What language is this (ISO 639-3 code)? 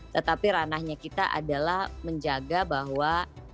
ind